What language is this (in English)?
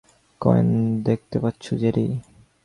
Bangla